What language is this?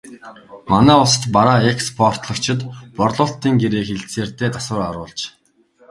Mongolian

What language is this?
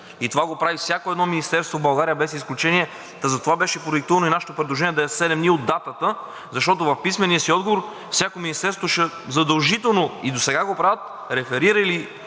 Bulgarian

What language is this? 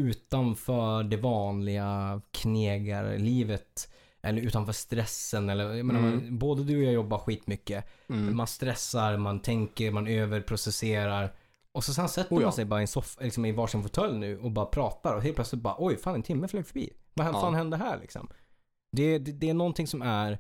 Swedish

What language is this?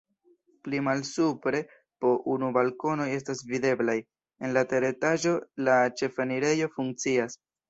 Esperanto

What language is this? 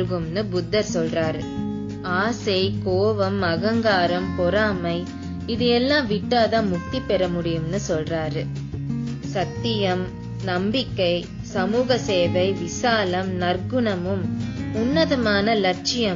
Tamil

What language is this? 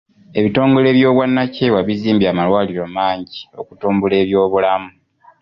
Ganda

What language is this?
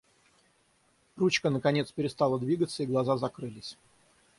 Russian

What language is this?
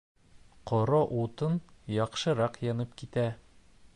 Bashkir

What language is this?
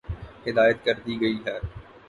Urdu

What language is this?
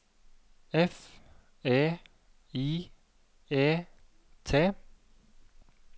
Norwegian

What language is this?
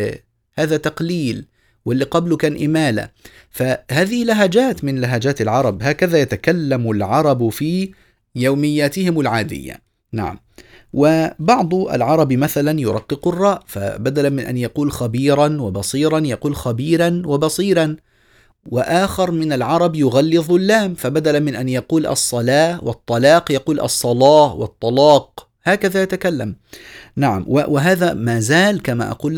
Arabic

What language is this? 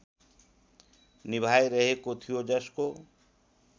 Nepali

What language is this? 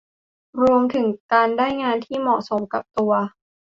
Thai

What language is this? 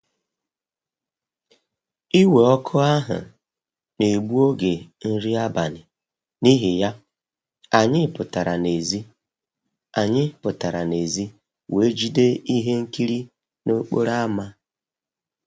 Igbo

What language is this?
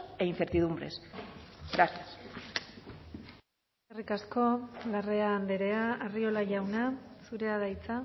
Basque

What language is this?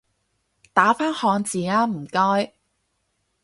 Cantonese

